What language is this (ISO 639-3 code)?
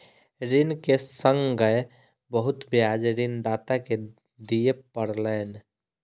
mai